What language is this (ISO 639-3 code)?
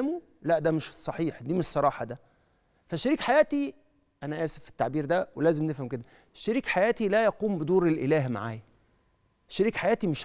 ara